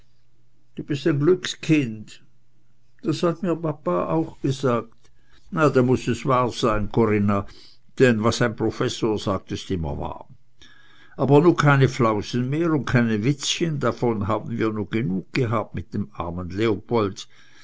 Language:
German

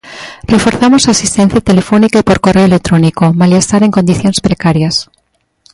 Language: Galician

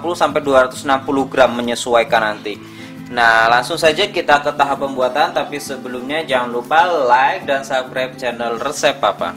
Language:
Indonesian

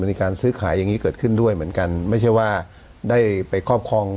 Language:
Thai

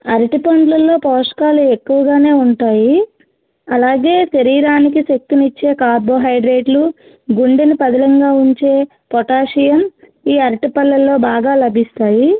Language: Telugu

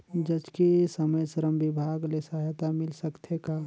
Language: Chhattisgarhi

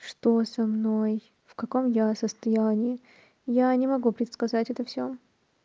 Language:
Russian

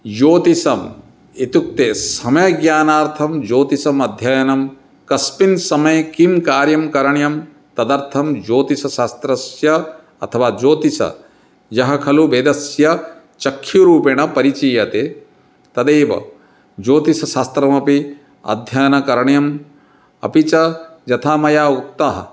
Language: Sanskrit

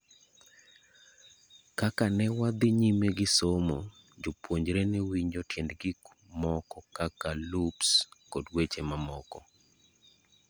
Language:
Luo (Kenya and Tanzania)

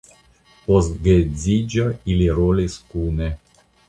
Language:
Esperanto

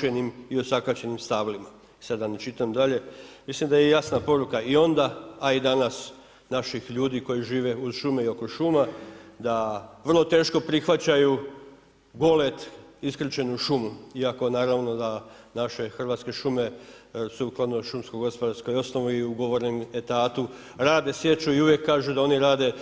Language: Croatian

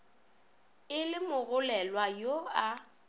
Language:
Northern Sotho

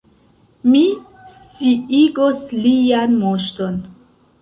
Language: Esperanto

